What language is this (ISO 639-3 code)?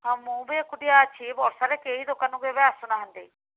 ori